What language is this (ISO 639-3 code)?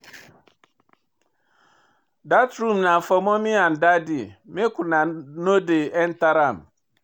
pcm